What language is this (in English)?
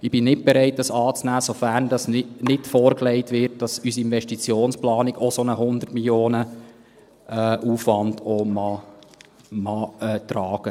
Swiss German